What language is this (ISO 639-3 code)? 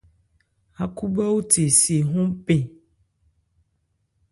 ebr